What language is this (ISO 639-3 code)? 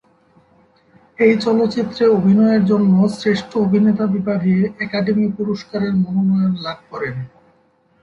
ben